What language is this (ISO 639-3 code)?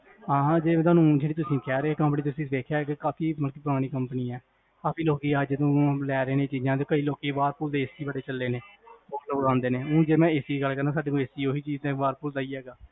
pan